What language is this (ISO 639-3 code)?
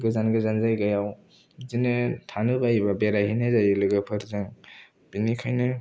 brx